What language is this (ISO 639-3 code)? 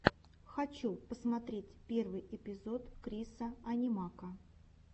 rus